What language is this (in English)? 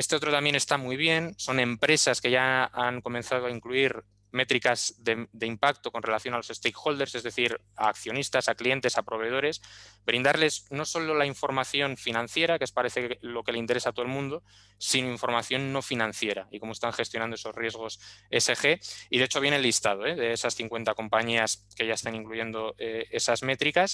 Spanish